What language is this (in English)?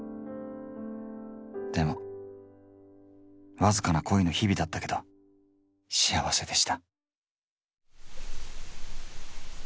Japanese